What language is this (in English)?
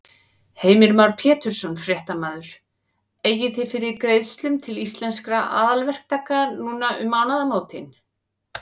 Icelandic